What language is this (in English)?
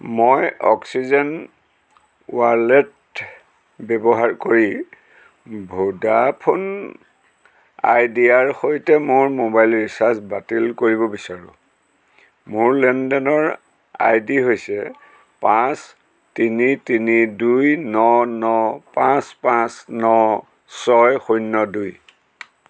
Assamese